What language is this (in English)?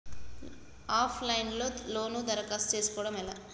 Telugu